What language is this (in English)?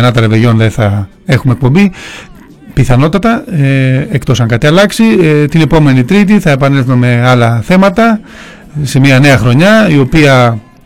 Greek